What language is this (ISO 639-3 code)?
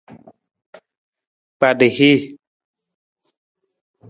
nmz